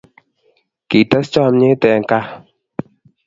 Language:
Kalenjin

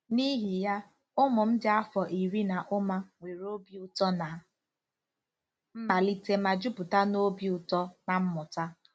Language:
Igbo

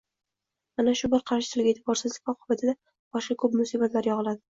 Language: Uzbek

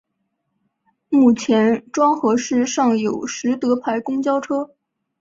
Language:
Chinese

